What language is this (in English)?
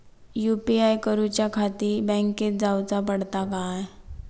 Marathi